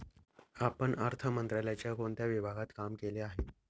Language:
Marathi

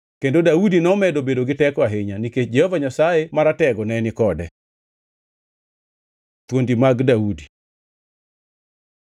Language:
Luo (Kenya and Tanzania)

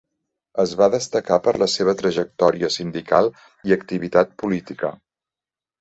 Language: Catalan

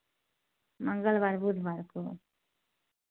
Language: Hindi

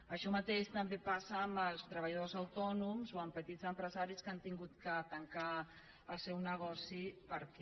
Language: Catalan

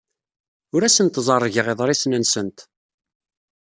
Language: Kabyle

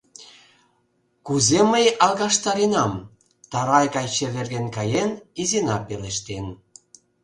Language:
Mari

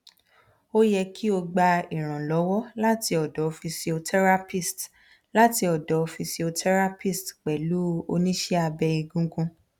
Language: Yoruba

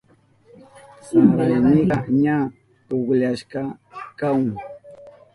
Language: Southern Pastaza Quechua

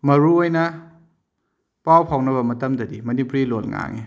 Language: Manipuri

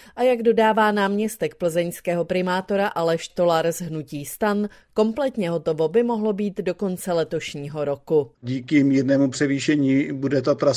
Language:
Czech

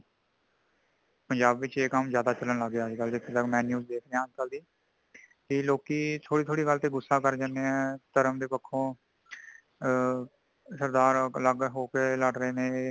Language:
Punjabi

